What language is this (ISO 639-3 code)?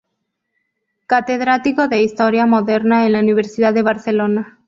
spa